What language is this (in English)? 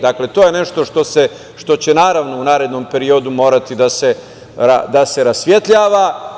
Serbian